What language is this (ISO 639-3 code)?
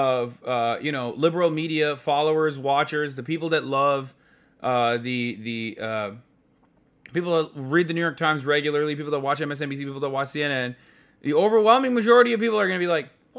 eng